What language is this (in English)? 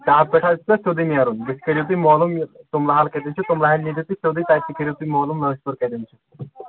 Kashmiri